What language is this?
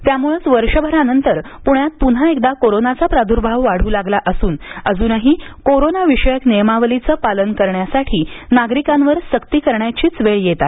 Marathi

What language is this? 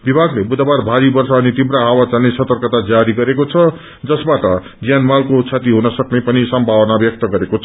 Nepali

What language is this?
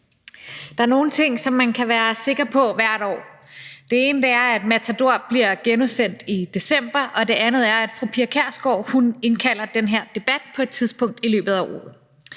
Danish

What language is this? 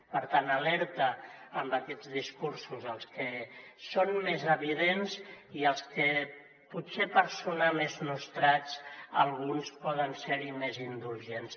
Catalan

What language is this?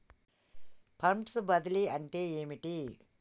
Telugu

